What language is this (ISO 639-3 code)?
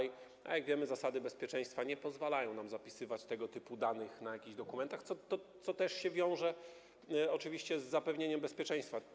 pol